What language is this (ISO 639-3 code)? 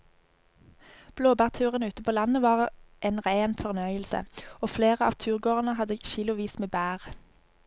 nor